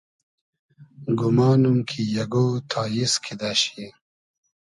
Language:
Hazaragi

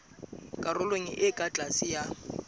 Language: Southern Sotho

